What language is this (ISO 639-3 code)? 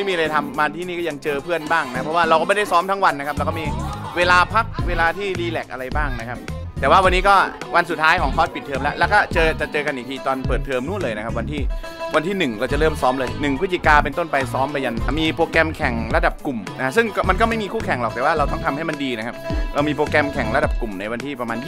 tha